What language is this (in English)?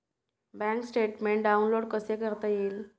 Marathi